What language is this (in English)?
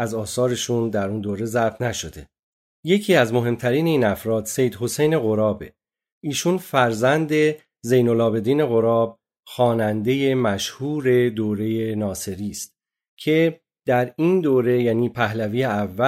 Persian